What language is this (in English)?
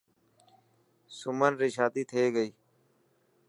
Dhatki